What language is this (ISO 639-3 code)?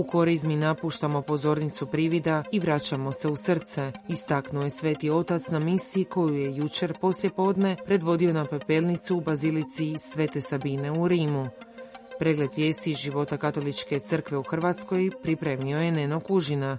hrv